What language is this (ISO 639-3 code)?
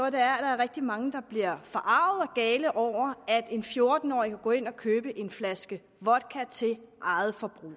dan